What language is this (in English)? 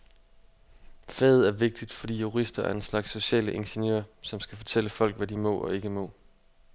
Danish